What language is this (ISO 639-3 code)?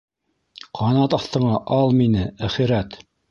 bak